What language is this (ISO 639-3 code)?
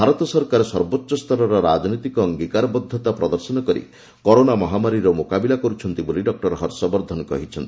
ori